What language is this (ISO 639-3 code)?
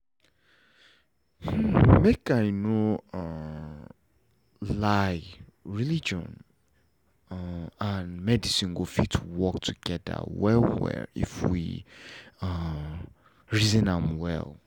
pcm